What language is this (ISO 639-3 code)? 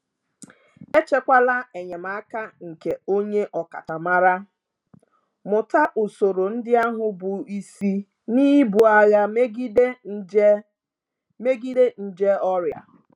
ibo